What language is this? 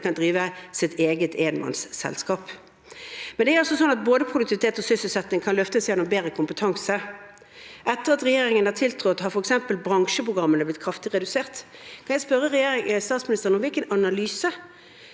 Norwegian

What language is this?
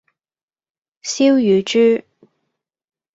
Cantonese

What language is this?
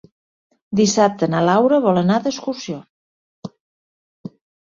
Catalan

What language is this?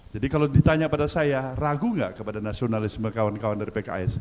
Indonesian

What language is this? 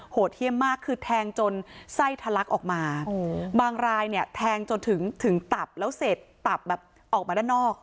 Thai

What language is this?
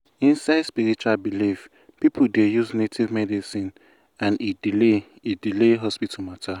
Nigerian Pidgin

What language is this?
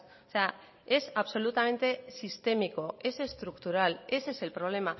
Spanish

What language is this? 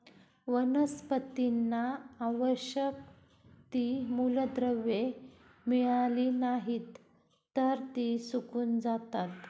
Marathi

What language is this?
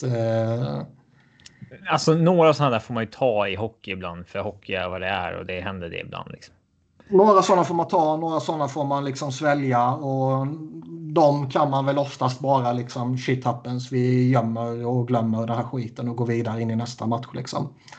Swedish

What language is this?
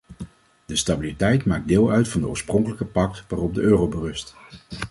Dutch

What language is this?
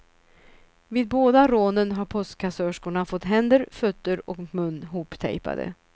Swedish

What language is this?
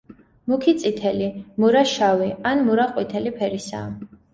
Georgian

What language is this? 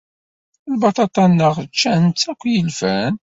Kabyle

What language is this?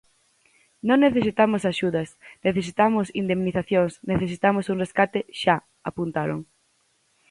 Galician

